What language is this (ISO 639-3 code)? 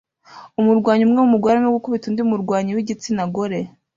kin